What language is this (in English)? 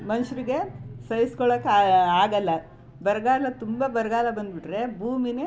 Kannada